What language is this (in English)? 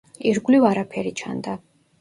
Georgian